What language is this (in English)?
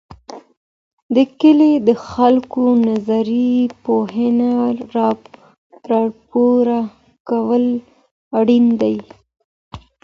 Pashto